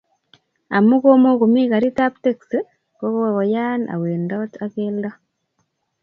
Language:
Kalenjin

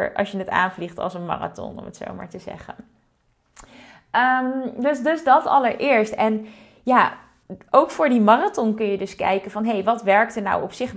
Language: Dutch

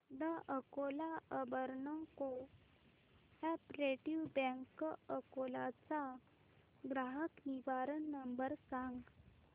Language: Marathi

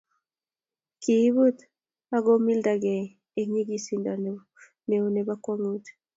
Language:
Kalenjin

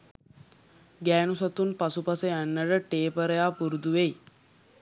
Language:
Sinhala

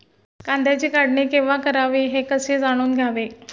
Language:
Marathi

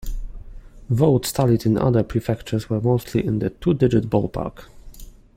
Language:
English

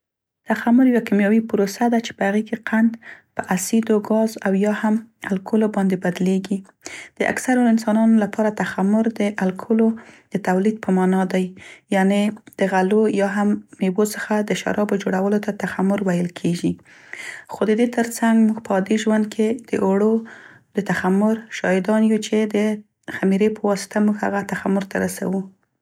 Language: Central Pashto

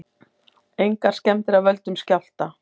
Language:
Icelandic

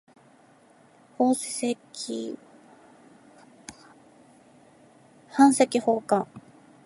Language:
Japanese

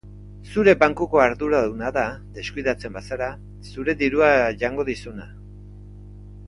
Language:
Basque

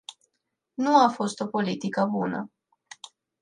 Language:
Romanian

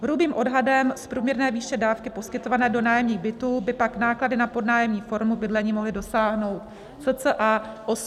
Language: Czech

